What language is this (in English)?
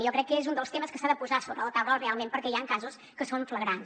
Catalan